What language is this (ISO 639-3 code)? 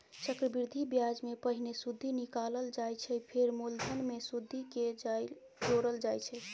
mai